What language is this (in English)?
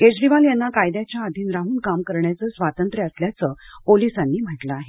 Marathi